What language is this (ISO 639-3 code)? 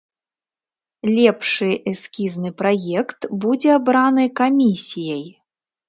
bel